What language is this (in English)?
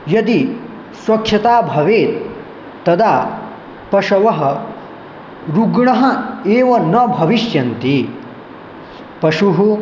Sanskrit